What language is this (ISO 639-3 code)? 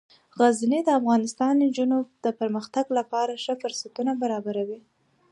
pus